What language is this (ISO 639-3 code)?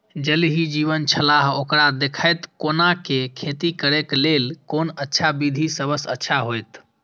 mai